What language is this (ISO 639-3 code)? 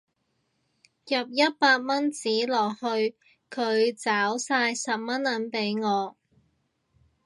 yue